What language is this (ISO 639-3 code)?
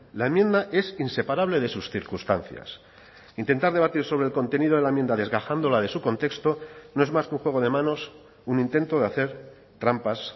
spa